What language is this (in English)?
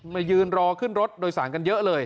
Thai